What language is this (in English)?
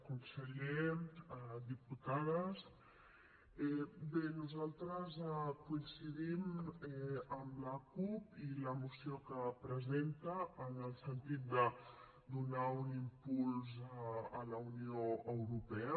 Catalan